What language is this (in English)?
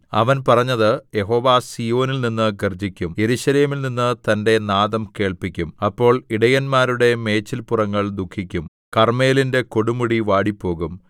Malayalam